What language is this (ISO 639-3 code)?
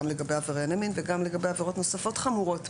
heb